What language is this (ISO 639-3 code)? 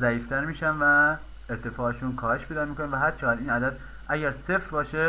fas